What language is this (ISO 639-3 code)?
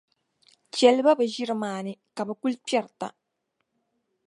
dag